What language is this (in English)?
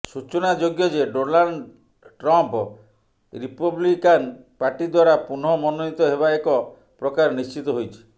Odia